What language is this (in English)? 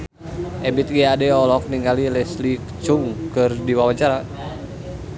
Sundanese